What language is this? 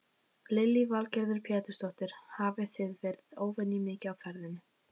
Icelandic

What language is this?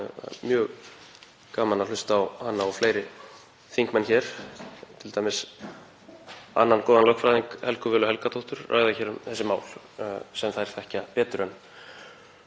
Icelandic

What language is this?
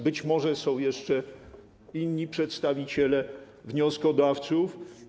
Polish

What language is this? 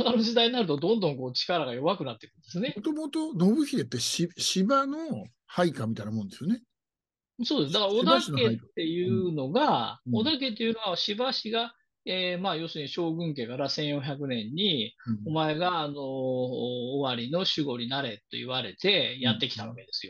Japanese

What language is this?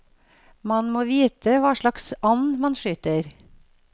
Norwegian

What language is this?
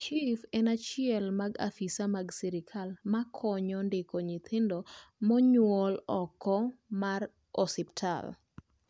Luo (Kenya and Tanzania)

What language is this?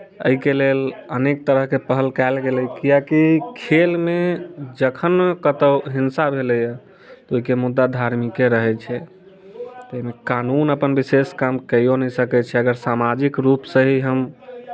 Maithili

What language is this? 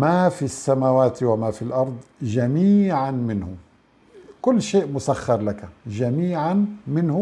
Arabic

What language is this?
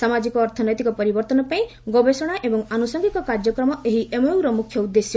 Odia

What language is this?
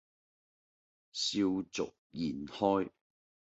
Cantonese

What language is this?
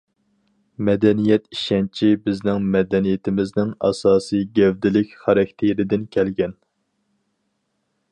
Uyghur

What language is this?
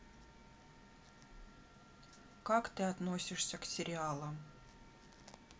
Russian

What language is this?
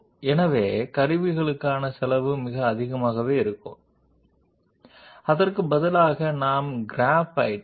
Telugu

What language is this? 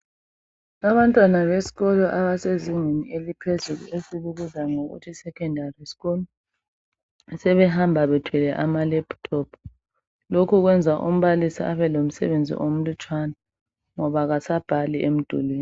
North Ndebele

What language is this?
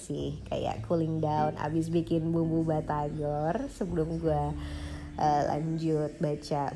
Indonesian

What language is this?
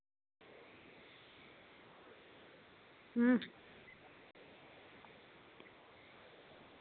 Dogri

